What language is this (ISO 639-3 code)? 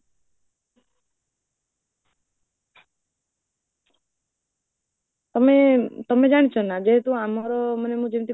ori